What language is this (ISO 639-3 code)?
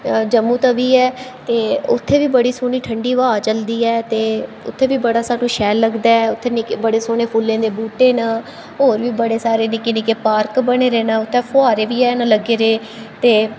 doi